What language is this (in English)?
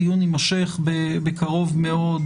Hebrew